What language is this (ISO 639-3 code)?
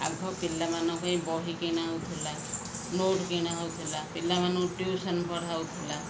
ori